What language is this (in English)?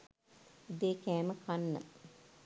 Sinhala